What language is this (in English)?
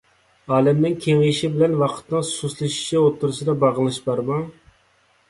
Uyghur